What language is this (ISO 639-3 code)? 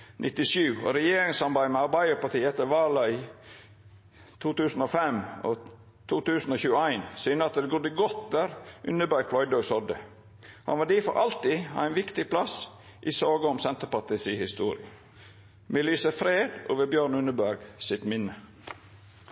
nno